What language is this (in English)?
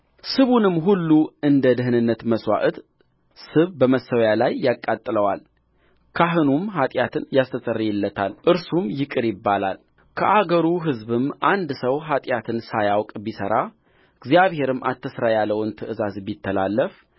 Amharic